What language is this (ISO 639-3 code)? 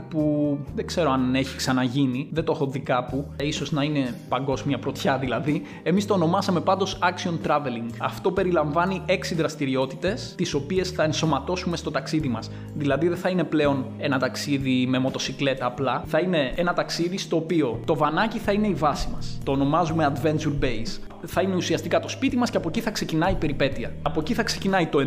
ell